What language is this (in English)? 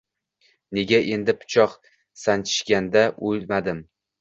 Uzbek